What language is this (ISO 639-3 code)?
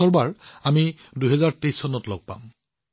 asm